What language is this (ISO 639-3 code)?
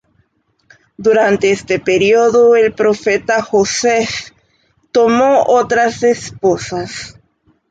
spa